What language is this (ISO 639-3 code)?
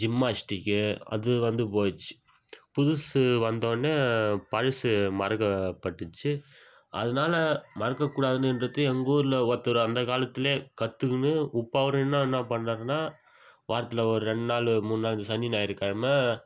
tam